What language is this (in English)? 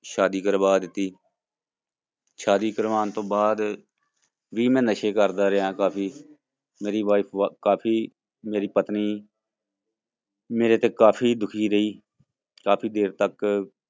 Punjabi